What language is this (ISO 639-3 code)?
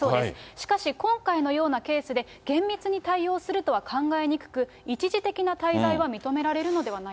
jpn